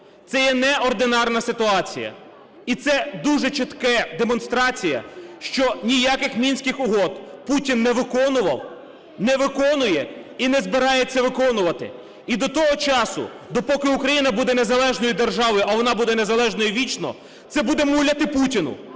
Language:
Ukrainian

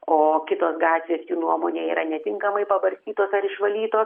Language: Lithuanian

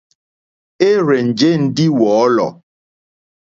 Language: Mokpwe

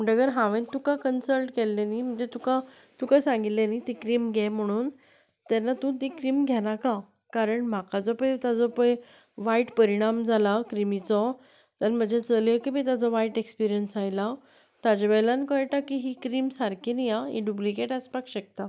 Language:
Konkani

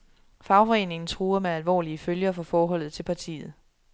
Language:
Danish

